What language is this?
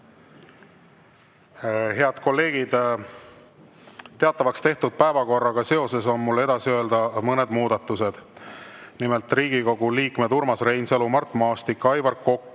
Estonian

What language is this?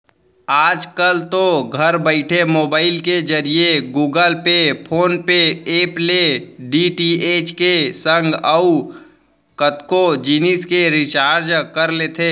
Chhattisgarhi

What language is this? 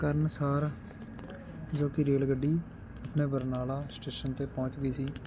Punjabi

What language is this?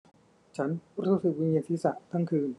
Thai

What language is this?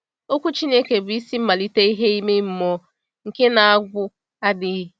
Igbo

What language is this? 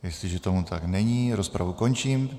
Czech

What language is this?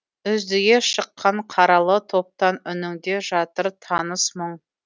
Kazakh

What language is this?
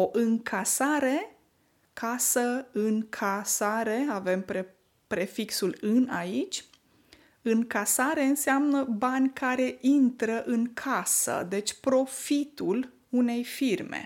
Romanian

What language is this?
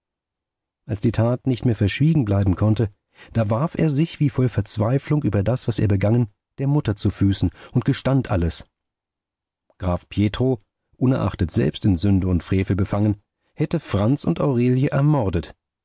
German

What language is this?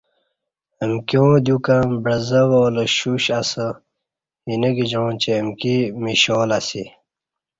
Kati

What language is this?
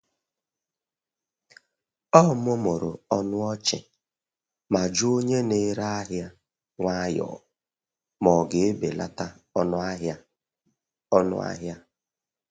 Igbo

